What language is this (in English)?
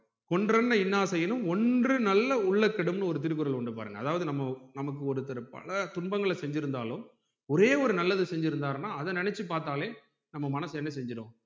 Tamil